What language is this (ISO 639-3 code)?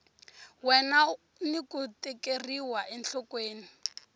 tso